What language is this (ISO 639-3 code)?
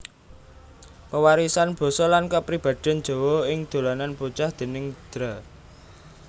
jav